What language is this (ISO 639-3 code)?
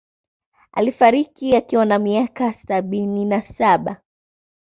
swa